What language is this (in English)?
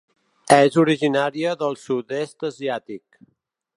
Catalan